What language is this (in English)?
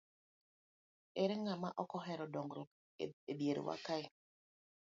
Luo (Kenya and Tanzania)